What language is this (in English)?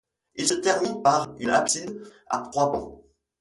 French